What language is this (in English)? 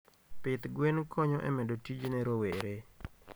Luo (Kenya and Tanzania)